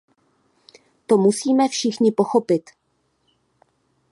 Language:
Czech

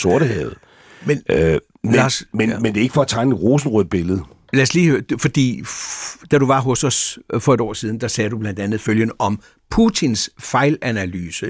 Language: Danish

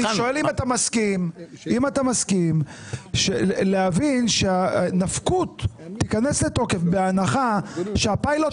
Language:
Hebrew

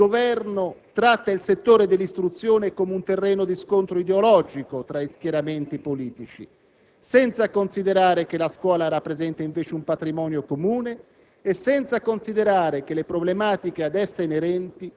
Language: Italian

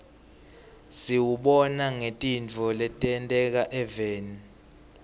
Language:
Swati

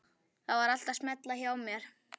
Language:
Icelandic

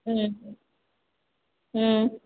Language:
Manipuri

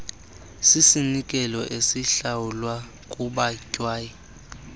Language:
Xhosa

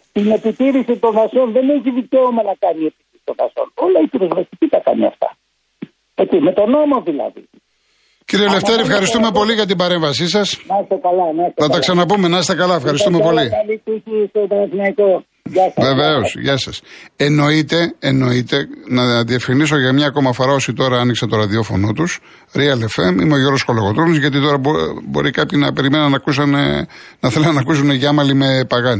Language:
Greek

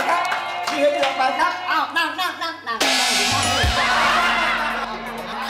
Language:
Thai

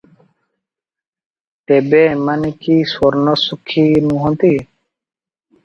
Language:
Odia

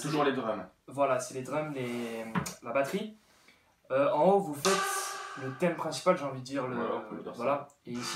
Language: French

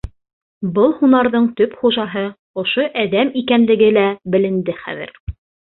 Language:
Bashkir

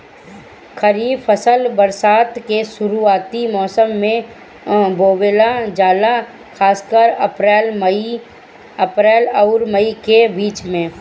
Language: Bhojpuri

